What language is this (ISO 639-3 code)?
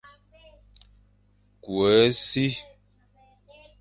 fan